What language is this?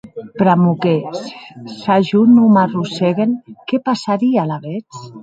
Occitan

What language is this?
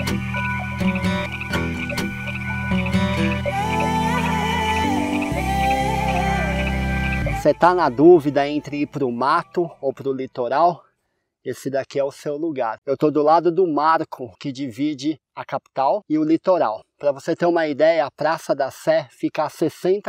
Portuguese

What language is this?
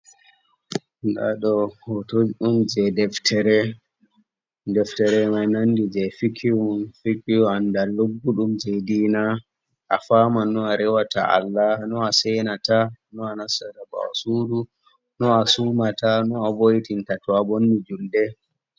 Fula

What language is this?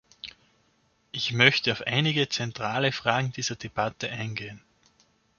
German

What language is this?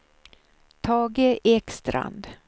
Swedish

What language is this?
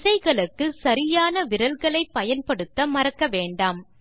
Tamil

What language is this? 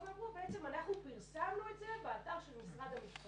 Hebrew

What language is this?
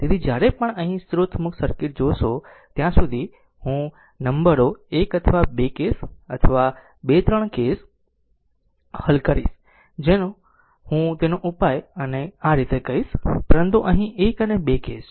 Gujarati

